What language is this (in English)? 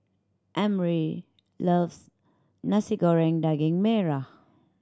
English